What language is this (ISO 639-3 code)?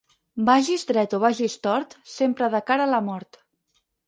cat